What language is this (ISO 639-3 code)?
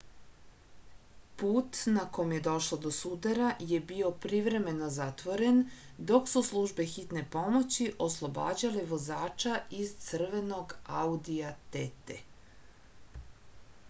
srp